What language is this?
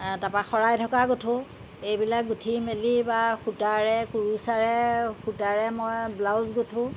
Assamese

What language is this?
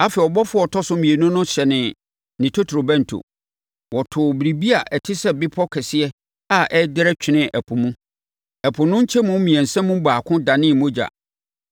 Akan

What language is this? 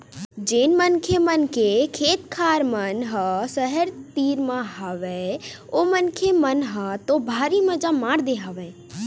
Chhattisgarhi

